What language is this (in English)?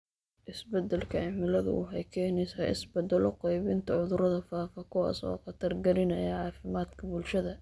Somali